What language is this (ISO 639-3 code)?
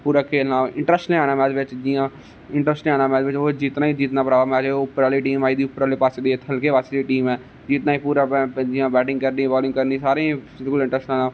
doi